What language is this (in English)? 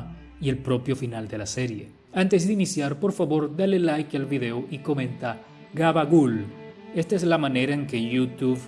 Spanish